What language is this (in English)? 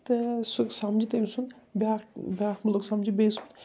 Kashmiri